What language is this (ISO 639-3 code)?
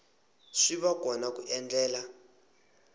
tso